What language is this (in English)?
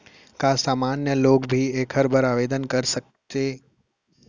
Chhattisgarhi